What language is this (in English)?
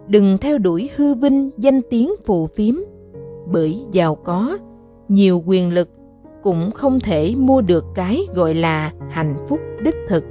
Vietnamese